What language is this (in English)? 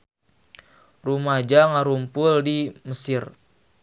Sundanese